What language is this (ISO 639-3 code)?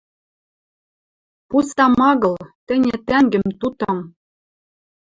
mrj